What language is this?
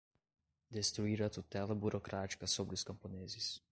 Portuguese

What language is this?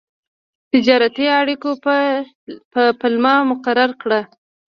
Pashto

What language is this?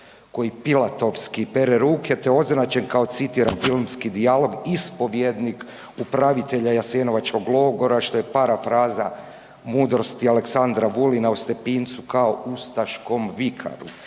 Croatian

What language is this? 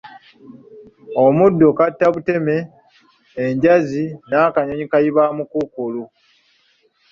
Ganda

